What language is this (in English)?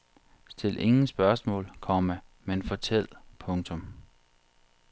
Danish